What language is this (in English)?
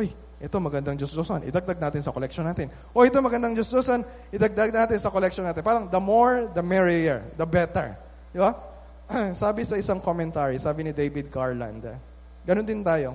Filipino